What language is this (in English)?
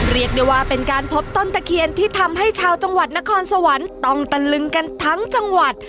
Thai